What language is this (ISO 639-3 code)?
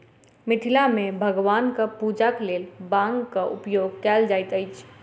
mai